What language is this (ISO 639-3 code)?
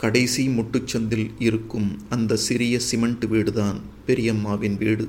tam